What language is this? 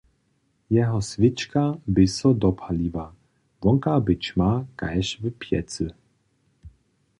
Upper Sorbian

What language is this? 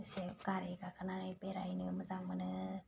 Bodo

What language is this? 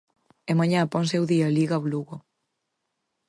Galician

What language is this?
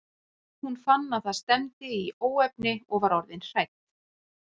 Icelandic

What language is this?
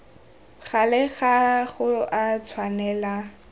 Tswana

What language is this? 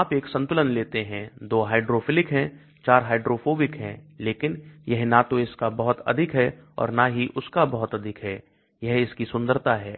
Hindi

